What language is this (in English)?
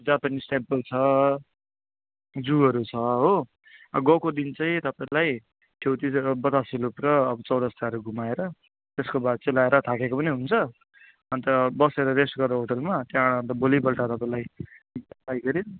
Nepali